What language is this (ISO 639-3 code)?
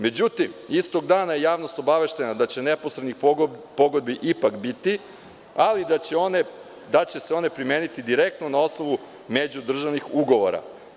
srp